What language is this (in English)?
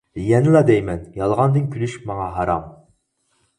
Uyghur